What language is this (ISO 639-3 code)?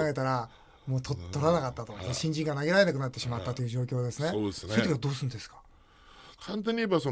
jpn